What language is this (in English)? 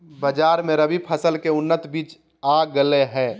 Magahi